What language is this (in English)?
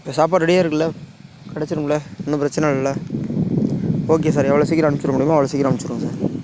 Tamil